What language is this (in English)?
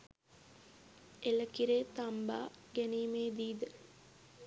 Sinhala